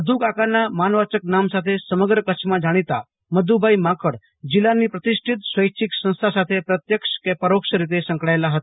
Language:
Gujarati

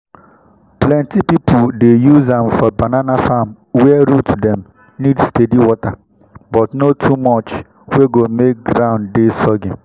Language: Nigerian Pidgin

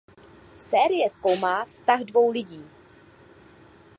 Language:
Czech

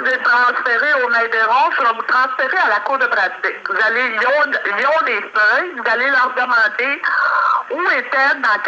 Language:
French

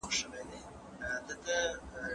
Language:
Pashto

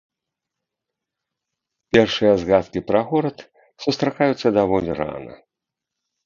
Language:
Belarusian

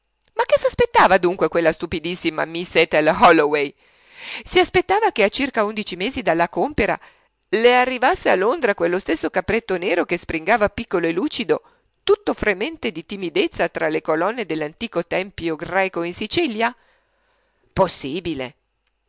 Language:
Italian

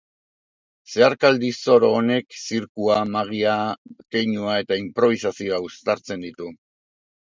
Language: Basque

